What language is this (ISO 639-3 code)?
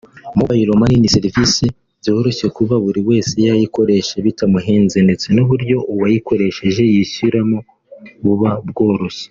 kin